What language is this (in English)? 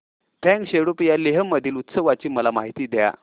Marathi